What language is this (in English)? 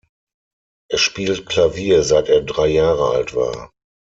German